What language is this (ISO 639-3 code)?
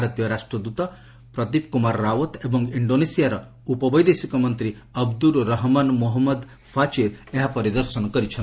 ori